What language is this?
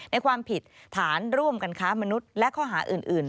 Thai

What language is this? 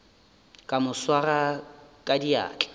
Northern Sotho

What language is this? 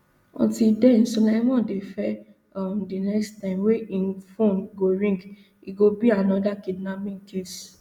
Nigerian Pidgin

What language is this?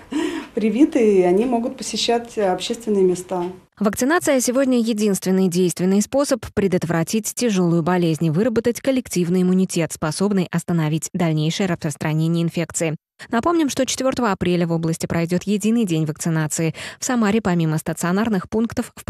Russian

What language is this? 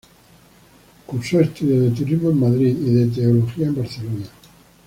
Spanish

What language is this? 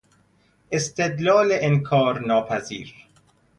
Persian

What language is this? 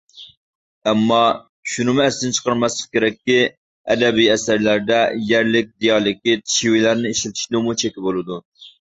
Uyghur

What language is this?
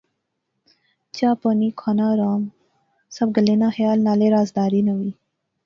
Pahari-Potwari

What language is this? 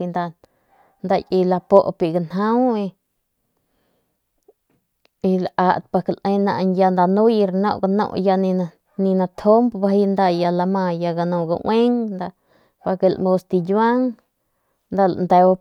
Northern Pame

